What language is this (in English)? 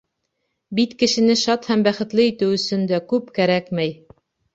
Bashkir